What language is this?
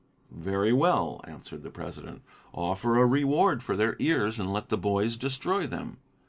English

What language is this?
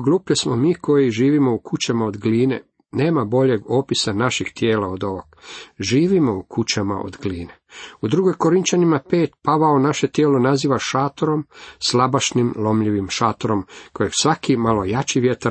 Croatian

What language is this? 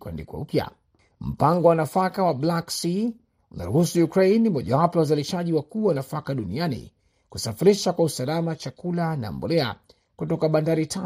Swahili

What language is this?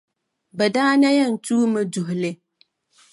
Dagbani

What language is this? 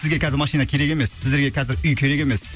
Kazakh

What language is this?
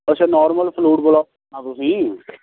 Punjabi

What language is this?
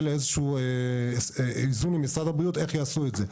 Hebrew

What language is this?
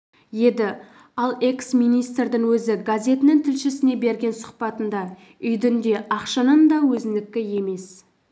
Kazakh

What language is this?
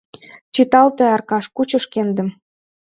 Mari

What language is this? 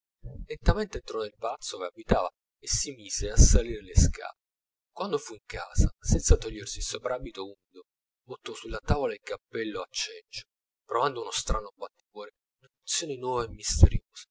Italian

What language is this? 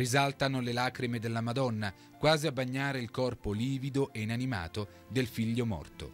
Italian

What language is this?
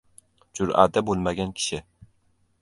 Uzbek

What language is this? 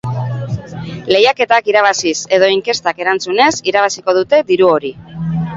Basque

